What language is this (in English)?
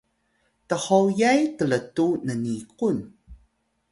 Atayal